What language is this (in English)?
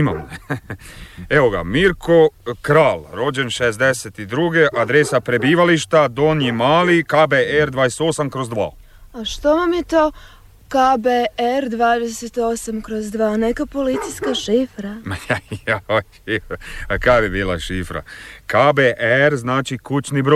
Croatian